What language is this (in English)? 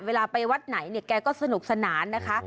Thai